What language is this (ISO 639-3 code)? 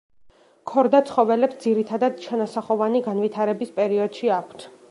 kat